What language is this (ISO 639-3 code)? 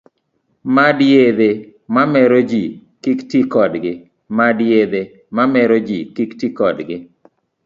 luo